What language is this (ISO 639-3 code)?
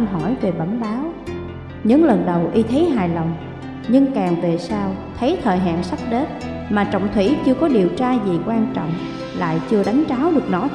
vie